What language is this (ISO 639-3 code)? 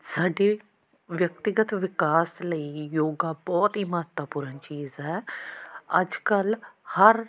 pan